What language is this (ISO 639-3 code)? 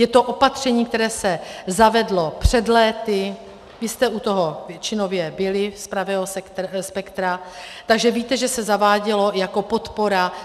ces